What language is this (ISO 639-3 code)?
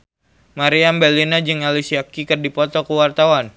sun